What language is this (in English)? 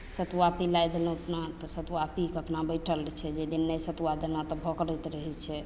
Maithili